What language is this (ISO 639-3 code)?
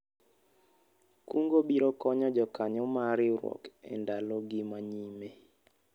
luo